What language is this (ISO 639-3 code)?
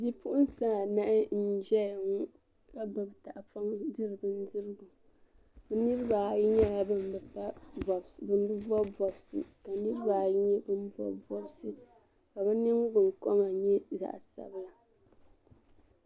dag